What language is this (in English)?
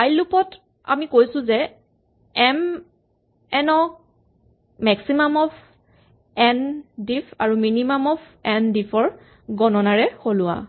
Assamese